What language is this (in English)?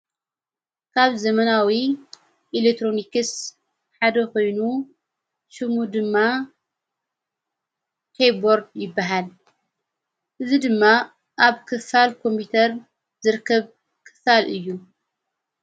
Tigrinya